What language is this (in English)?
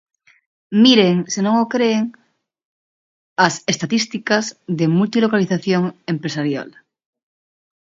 Galician